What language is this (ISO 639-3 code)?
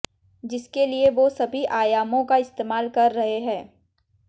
hin